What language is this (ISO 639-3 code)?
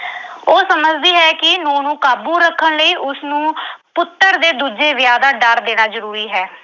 pan